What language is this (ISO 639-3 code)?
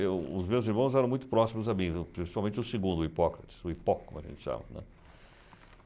por